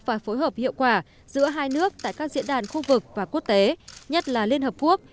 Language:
Vietnamese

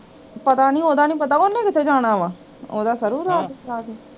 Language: Punjabi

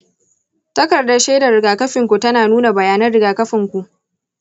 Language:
Hausa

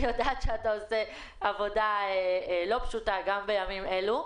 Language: Hebrew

